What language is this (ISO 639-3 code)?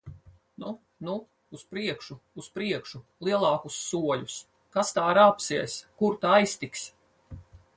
lav